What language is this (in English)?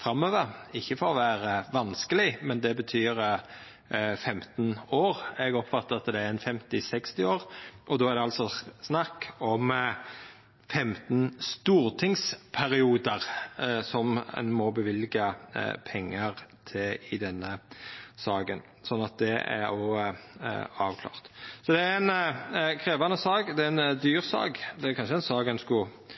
Norwegian Nynorsk